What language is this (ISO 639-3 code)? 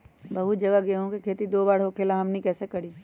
mag